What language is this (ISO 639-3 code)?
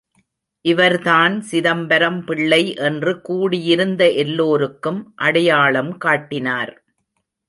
tam